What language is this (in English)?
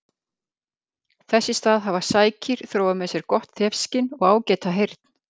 Icelandic